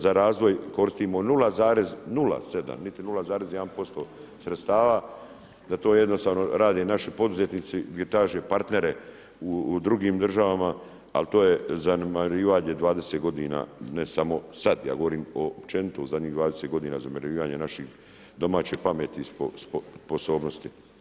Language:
Croatian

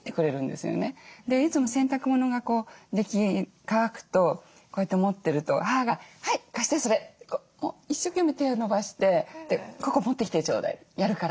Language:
Japanese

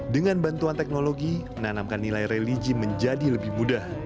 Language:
Indonesian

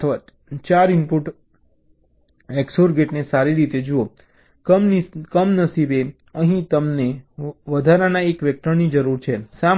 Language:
Gujarati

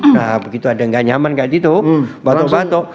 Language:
Indonesian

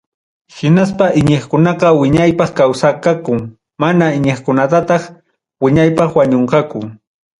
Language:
Ayacucho Quechua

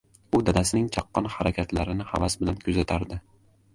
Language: Uzbek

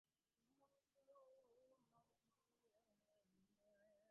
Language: Bangla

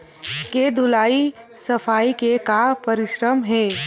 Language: Chhattisgarhi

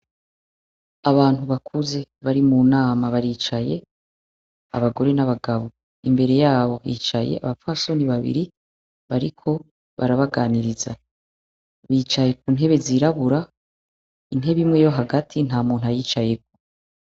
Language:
Rundi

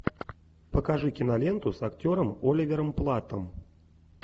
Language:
Russian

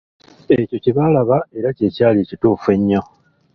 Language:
Ganda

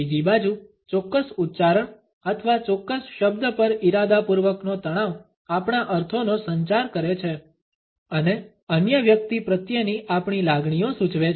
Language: Gujarati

